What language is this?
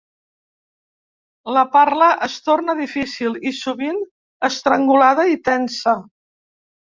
Catalan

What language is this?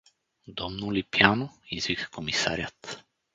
Bulgarian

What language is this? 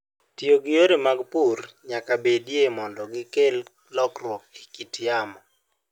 Luo (Kenya and Tanzania)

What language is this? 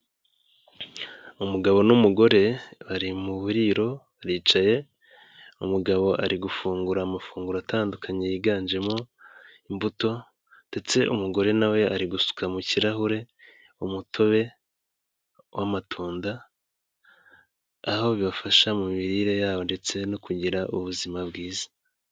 Kinyarwanda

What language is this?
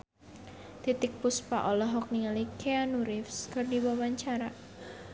Sundanese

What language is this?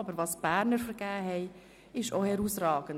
Swiss German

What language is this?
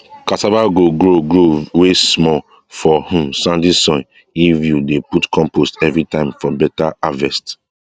Nigerian Pidgin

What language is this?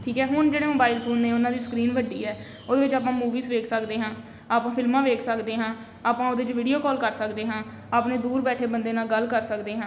Punjabi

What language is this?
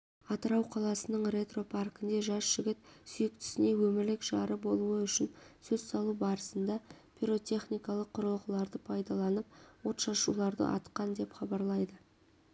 Kazakh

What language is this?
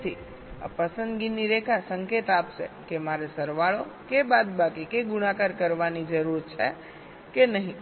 Gujarati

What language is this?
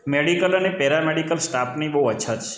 Gujarati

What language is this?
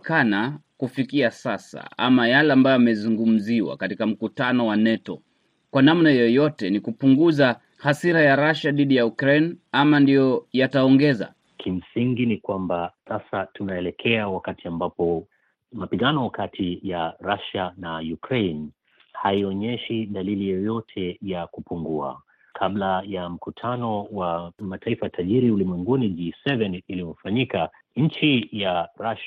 Swahili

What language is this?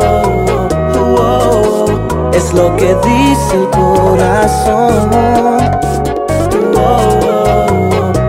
Greek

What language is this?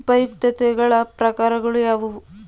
Kannada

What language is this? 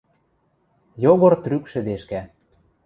Western Mari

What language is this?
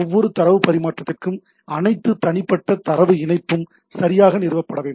Tamil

